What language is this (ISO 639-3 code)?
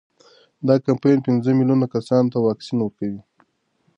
pus